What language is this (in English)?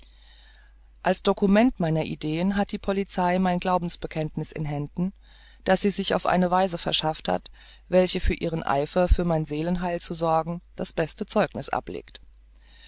German